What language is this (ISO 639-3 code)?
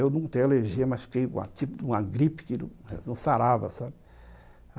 por